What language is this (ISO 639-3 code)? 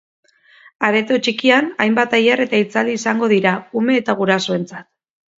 eus